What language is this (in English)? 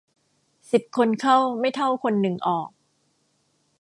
Thai